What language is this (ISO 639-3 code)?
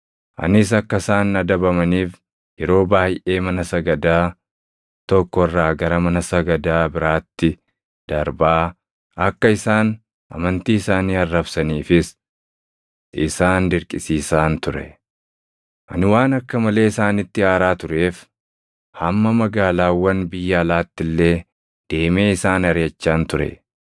orm